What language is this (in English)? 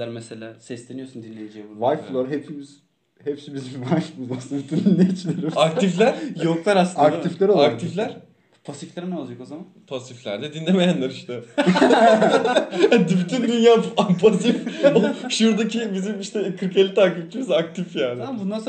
Turkish